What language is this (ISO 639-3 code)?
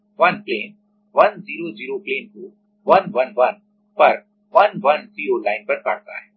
hin